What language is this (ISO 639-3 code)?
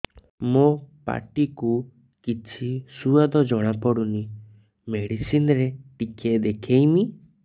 ori